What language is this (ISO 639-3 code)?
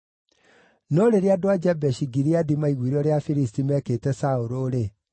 kik